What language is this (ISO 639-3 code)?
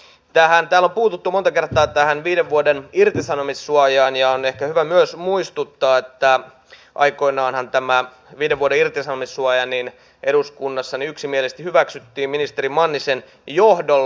fin